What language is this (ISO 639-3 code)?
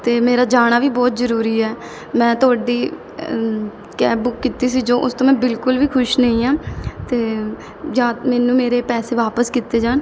pan